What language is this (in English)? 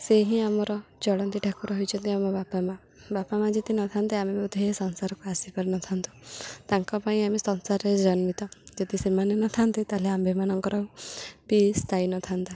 Odia